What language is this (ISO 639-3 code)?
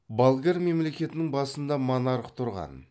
kaz